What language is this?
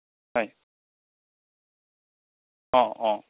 Assamese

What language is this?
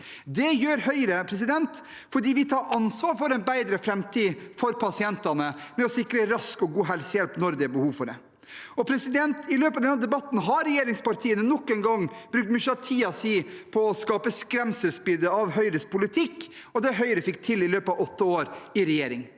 Norwegian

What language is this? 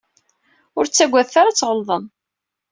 Kabyle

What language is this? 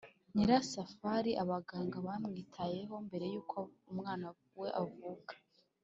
Kinyarwanda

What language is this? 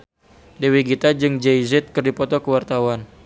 Sundanese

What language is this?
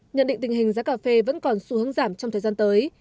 Vietnamese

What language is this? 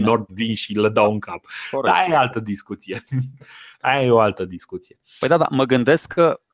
Romanian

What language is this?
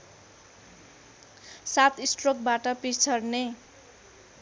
Nepali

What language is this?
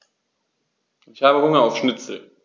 German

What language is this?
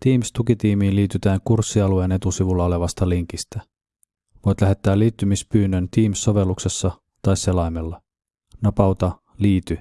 Finnish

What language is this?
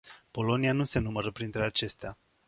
Romanian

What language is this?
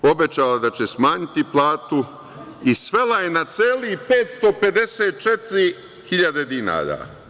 Serbian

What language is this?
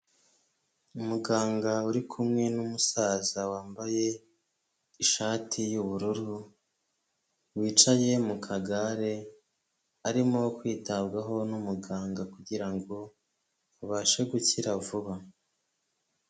Kinyarwanda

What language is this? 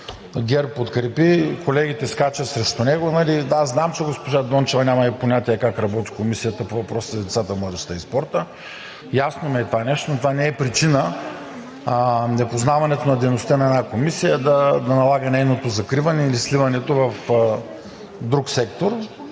Bulgarian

